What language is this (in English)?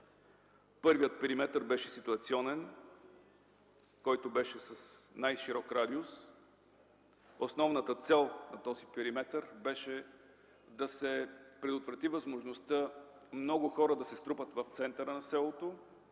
Bulgarian